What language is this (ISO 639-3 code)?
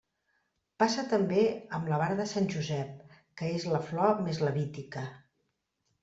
cat